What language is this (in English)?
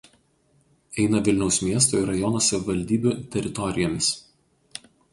Lithuanian